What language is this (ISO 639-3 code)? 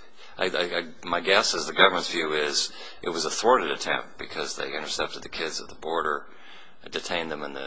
eng